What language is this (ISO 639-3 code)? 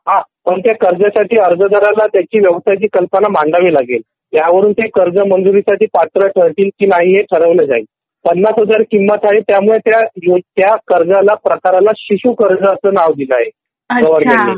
mar